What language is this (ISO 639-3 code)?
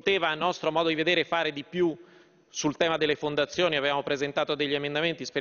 ita